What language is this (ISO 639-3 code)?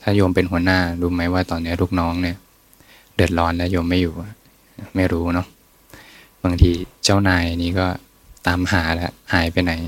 tha